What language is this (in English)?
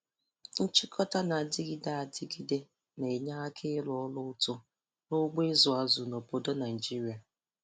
Igbo